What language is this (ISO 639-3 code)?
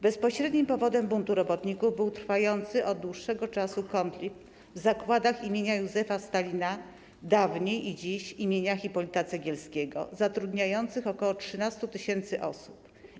pol